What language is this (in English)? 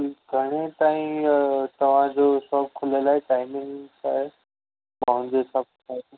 Sindhi